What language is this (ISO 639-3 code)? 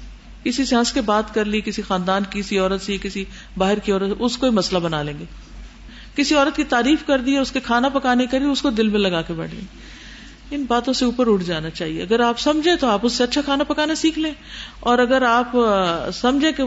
urd